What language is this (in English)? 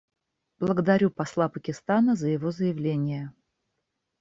Russian